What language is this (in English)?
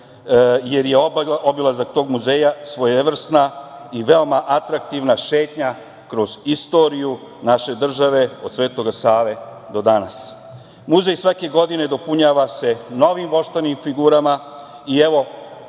Serbian